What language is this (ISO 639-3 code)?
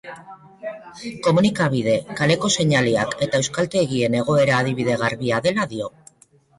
eus